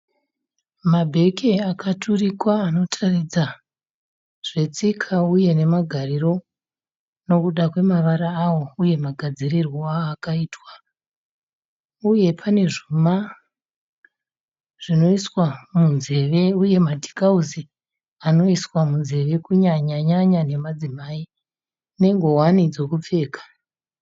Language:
Shona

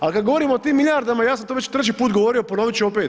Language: Croatian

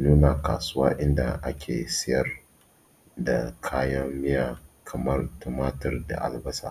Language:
Hausa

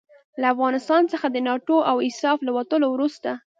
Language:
Pashto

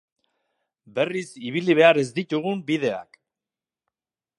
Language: Basque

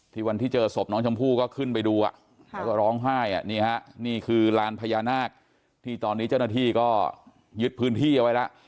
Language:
Thai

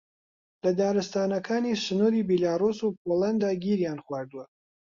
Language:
Central Kurdish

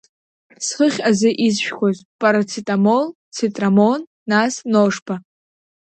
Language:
Abkhazian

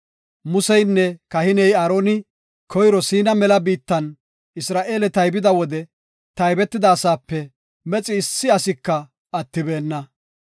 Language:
Gofa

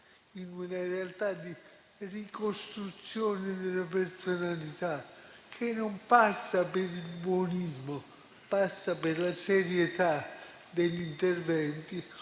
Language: Italian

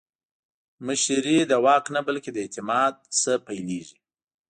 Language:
Pashto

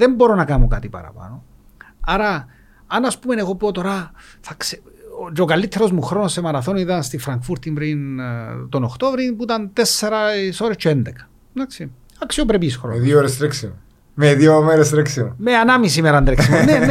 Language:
Greek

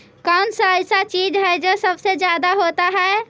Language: Magahi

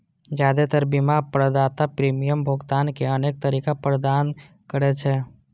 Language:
Maithili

